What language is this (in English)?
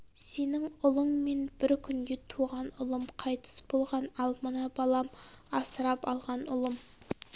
Kazakh